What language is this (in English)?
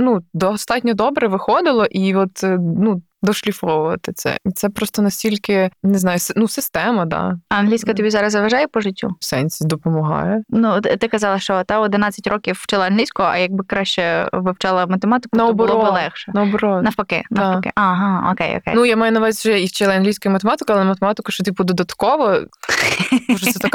Ukrainian